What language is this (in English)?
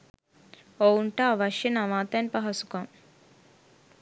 Sinhala